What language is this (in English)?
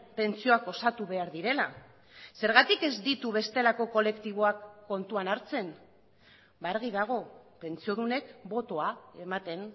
Basque